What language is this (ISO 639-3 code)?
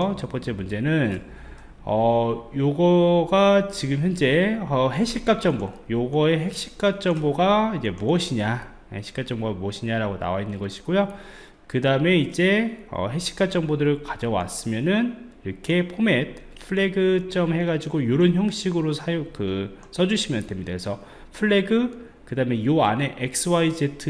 kor